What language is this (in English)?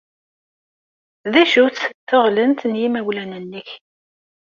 Kabyle